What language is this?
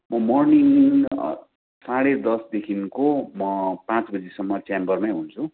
Nepali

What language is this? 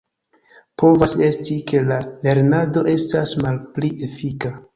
Esperanto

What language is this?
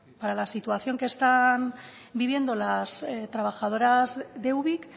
Spanish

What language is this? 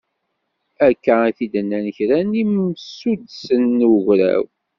Kabyle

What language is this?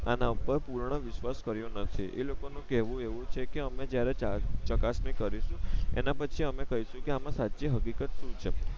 Gujarati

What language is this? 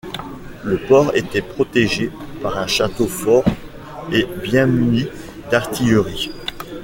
French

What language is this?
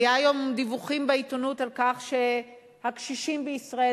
Hebrew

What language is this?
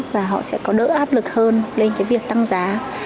Vietnamese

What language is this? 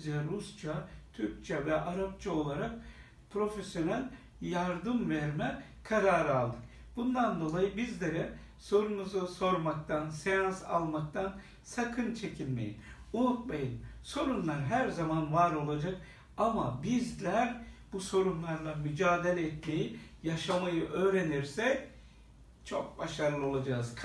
Turkish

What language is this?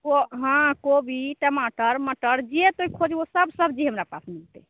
Maithili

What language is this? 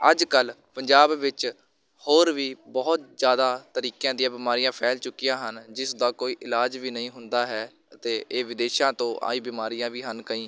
Punjabi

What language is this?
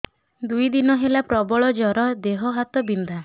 Odia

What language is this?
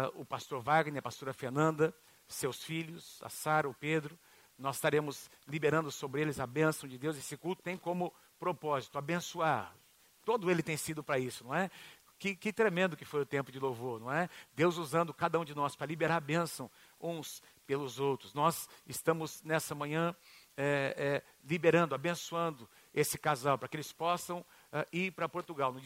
Portuguese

